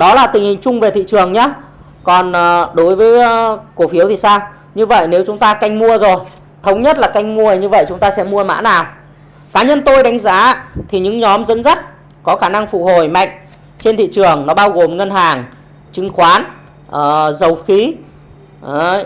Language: Vietnamese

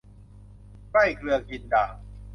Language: Thai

